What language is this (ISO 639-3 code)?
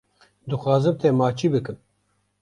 kur